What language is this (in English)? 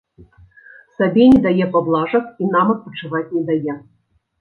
Belarusian